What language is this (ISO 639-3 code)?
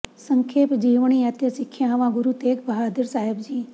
pan